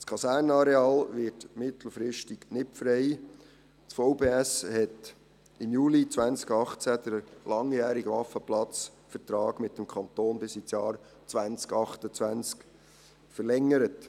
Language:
Swiss German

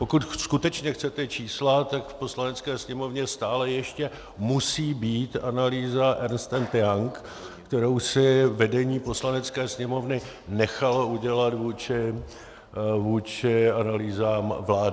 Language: Czech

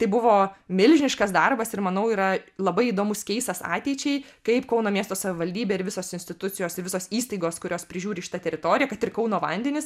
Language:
Lithuanian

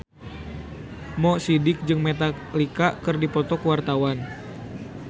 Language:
Sundanese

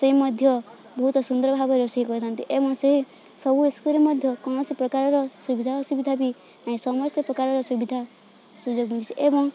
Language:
Odia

